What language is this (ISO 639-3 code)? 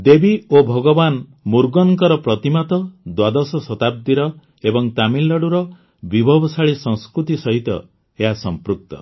ori